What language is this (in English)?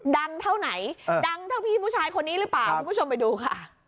Thai